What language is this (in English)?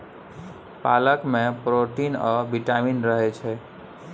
Maithili